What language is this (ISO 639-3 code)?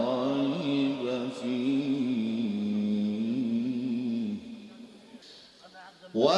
ara